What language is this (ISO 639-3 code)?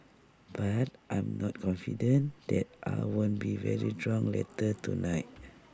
eng